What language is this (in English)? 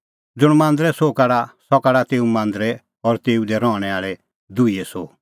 Kullu Pahari